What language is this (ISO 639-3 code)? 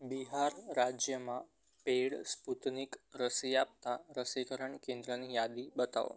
guj